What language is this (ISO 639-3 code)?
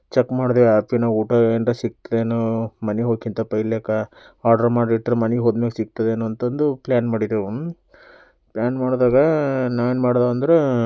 kan